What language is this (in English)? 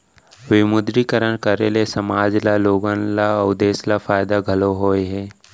Chhattisgarhi